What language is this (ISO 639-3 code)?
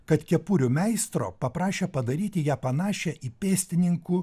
lit